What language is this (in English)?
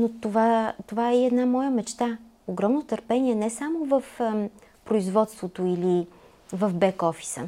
Bulgarian